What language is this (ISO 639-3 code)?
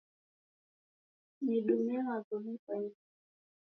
dav